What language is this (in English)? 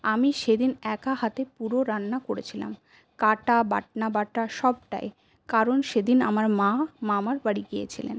Bangla